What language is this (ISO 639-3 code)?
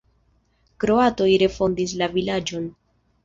epo